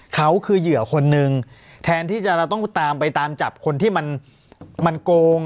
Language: Thai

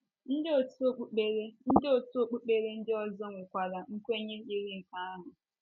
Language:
Igbo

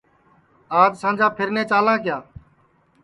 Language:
Sansi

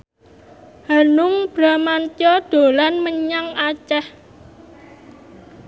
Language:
Javanese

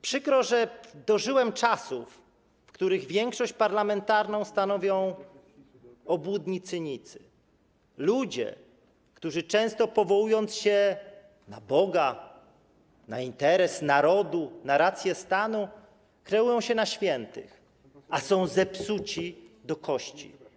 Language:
Polish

